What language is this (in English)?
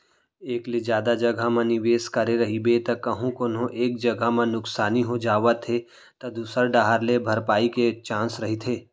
Chhattisgarhi